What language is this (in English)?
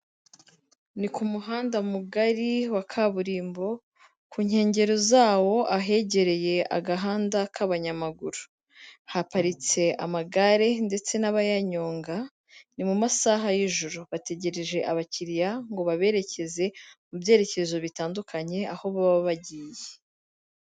Kinyarwanda